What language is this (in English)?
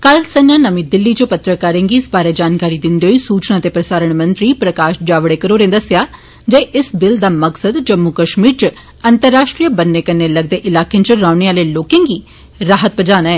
Dogri